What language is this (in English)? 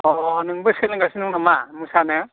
Bodo